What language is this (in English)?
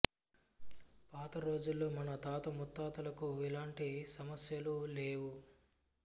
Telugu